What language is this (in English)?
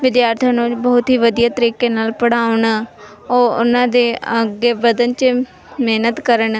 Punjabi